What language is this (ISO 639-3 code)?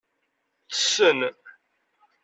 kab